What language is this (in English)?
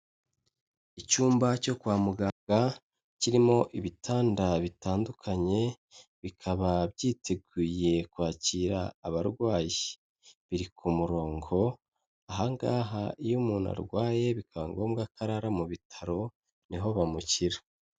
Kinyarwanda